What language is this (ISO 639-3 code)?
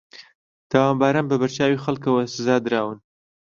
ckb